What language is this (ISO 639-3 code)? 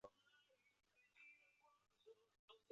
zho